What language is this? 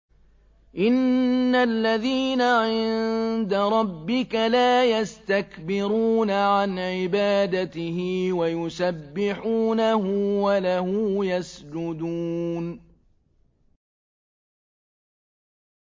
Arabic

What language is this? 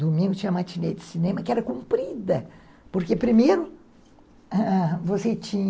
Portuguese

